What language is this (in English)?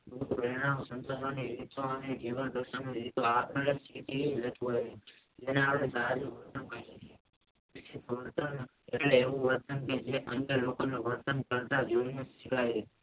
Gujarati